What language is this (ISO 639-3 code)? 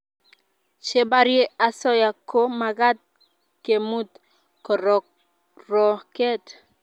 kln